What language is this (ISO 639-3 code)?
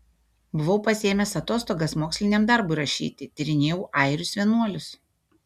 lit